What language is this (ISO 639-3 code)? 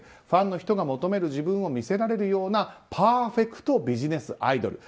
jpn